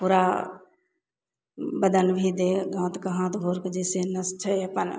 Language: Maithili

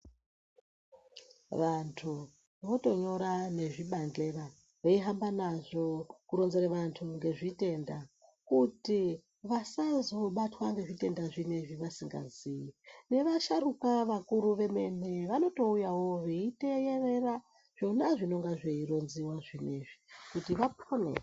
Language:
Ndau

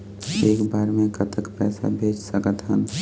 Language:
Chhattisgarhi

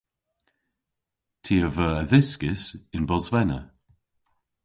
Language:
Cornish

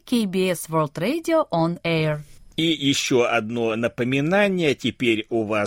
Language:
Russian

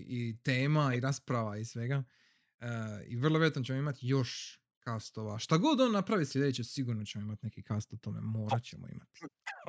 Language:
Croatian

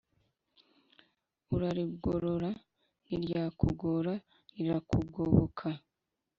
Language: Kinyarwanda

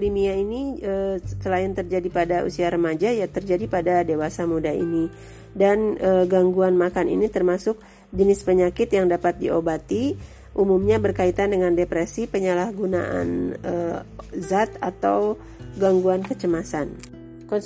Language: Indonesian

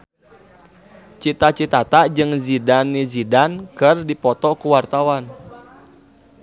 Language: Sundanese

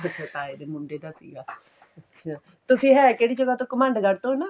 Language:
Punjabi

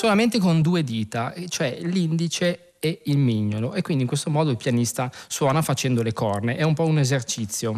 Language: Italian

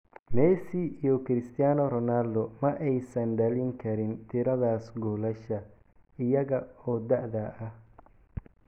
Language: Somali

